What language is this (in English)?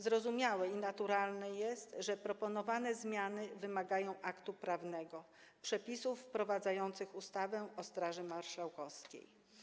Polish